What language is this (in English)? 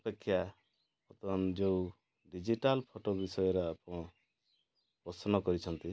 Odia